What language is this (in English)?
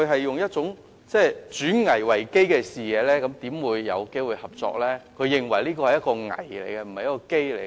Cantonese